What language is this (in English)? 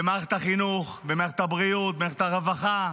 Hebrew